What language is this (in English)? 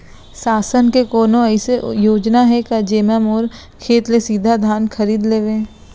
Chhattisgarhi